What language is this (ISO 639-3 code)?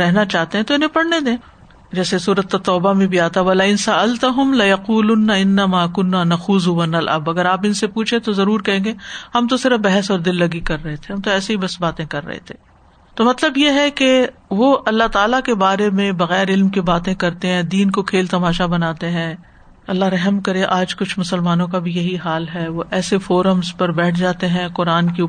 urd